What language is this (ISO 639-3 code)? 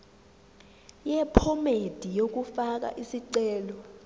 zul